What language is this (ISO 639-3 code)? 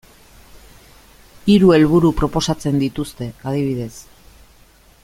eus